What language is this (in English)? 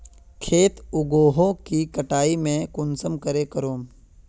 Magahi